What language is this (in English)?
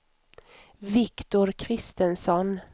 Swedish